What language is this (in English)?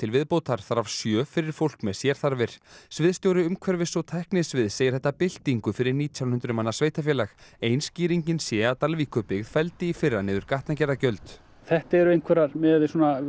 Icelandic